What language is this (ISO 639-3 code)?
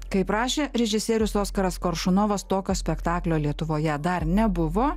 lit